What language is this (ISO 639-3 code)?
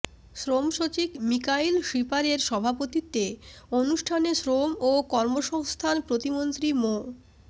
ben